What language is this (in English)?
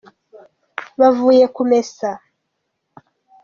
Kinyarwanda